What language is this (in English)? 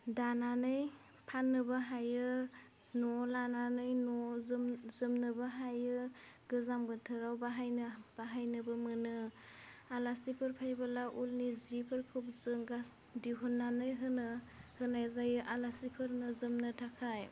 Bodo